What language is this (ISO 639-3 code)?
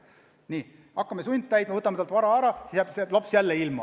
est